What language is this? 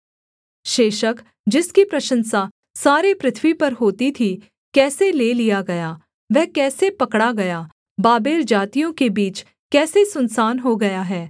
Hindi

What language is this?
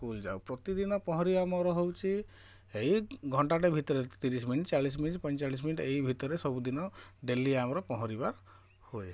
Odia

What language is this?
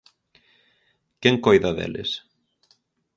Galician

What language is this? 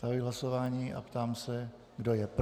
Czech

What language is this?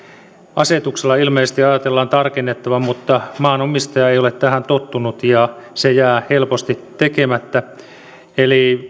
Finnish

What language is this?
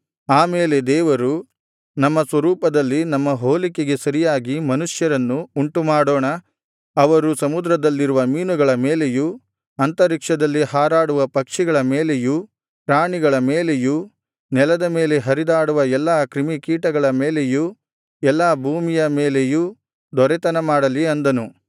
Kannada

